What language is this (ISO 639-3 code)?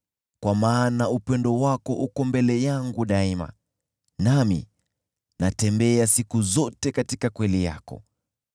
swa